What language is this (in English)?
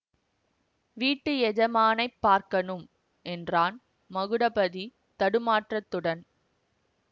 Tamil